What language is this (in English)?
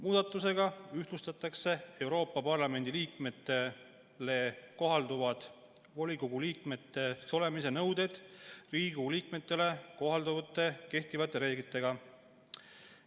Estonian